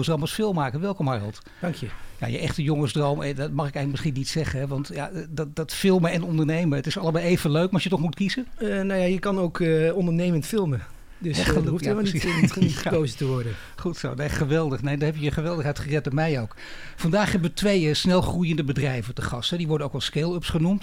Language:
Dutch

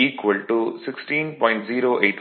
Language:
Tamil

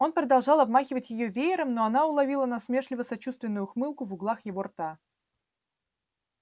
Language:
Russian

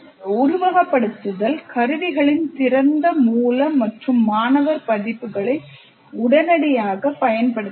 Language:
Tamil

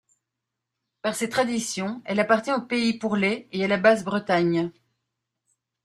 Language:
French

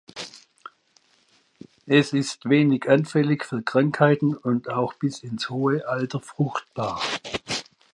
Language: German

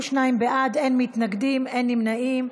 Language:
Hebrew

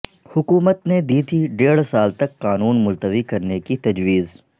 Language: Urdu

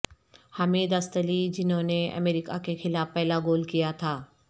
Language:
Urdu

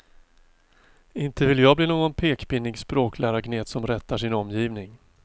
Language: Swedish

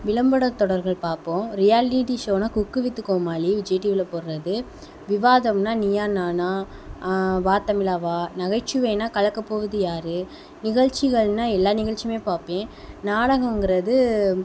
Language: Tamil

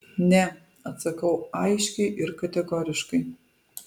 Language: Lithuanian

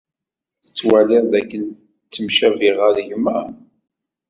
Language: Kabyle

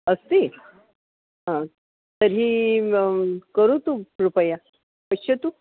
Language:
Sanskrit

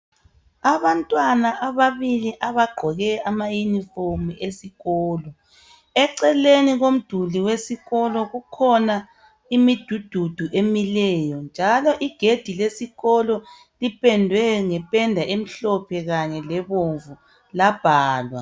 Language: North Ndebele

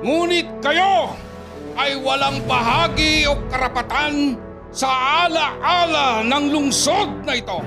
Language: Filipino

